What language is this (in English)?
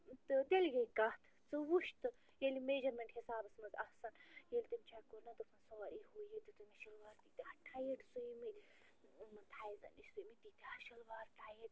Kashmiri